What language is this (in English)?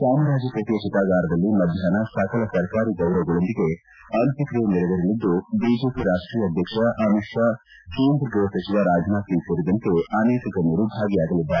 Kannada